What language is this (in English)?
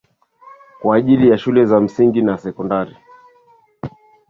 Swahili